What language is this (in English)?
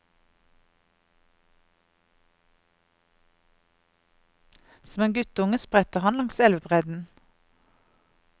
Norwegian